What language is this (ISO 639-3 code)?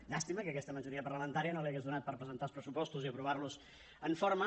cat